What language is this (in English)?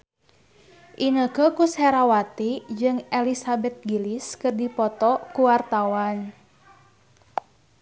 Sundanese